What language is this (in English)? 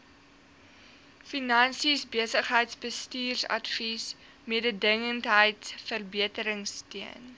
Afrikaans